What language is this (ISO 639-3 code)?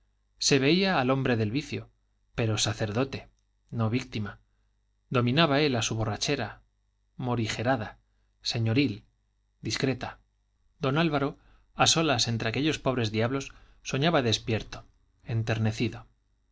spa